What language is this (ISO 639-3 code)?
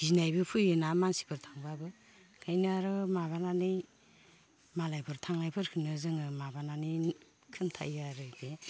brx